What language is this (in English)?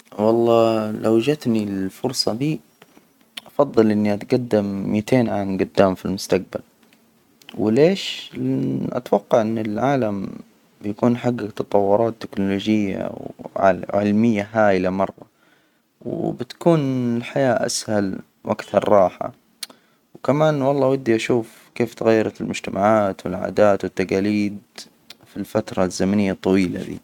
Hijazi Arabic